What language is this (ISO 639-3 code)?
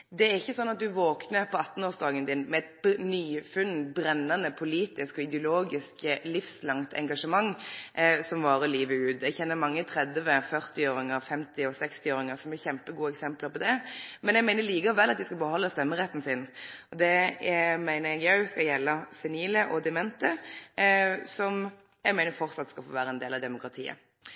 nno